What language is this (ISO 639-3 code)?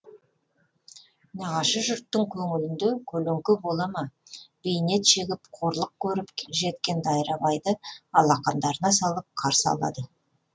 kaz